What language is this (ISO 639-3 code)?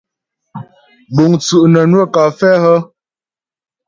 bbj